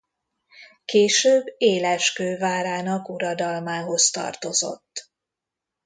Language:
Hungarian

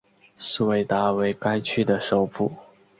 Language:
Chinese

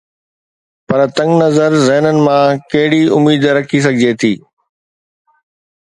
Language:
Sindhi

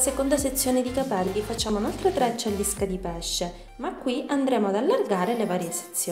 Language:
Italian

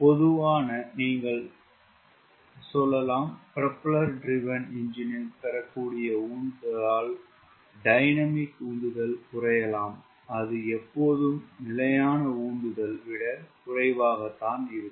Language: Tamil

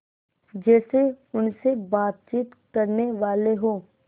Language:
Hindi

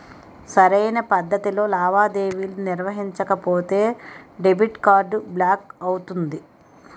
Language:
Telugu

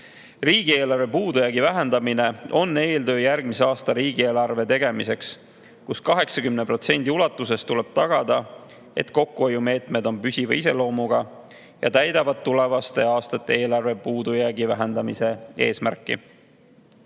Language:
Estonian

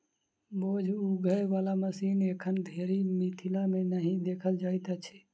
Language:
Maithili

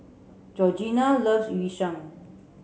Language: English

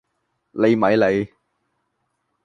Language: Cantonese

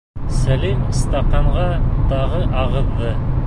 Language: Bashkir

